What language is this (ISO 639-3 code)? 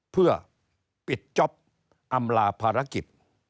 tha